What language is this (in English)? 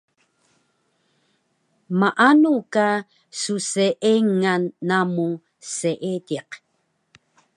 Taroko